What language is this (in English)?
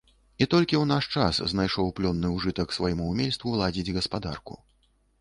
Belarusian